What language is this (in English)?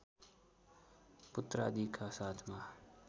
Nepali